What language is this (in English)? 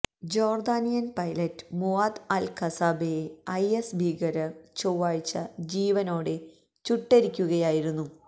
Malayalam